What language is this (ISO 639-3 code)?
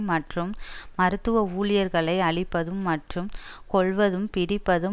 tam